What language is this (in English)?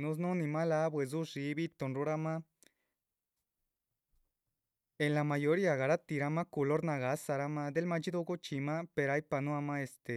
Chichicapan Zapotec